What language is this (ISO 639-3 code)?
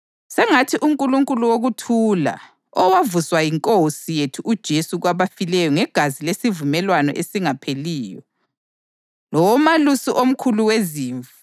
nde